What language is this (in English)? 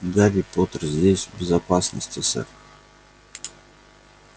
Russian